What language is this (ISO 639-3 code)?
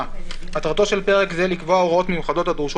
heb